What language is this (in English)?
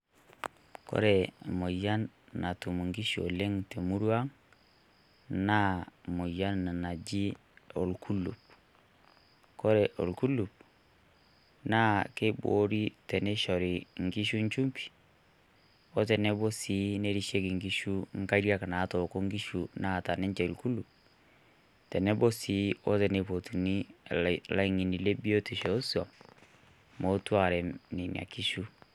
Masai